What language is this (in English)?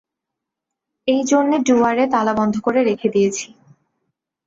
Bangla